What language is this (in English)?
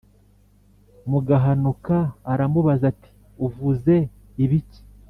Kinyarwanda